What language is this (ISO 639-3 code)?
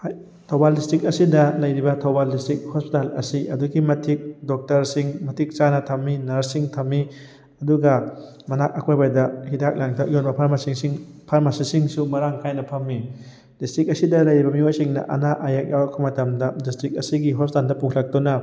mni